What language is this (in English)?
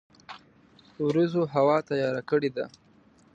Pashto